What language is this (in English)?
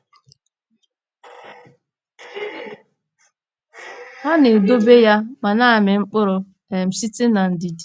Igbo